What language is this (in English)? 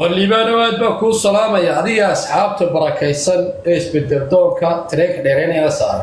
Arabic